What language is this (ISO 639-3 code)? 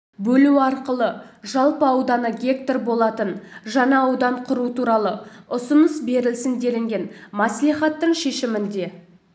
kaz